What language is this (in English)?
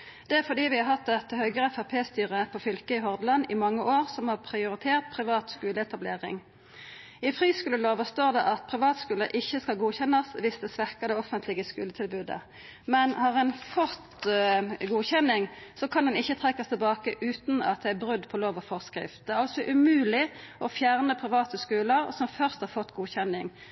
Norwegian Nynorsk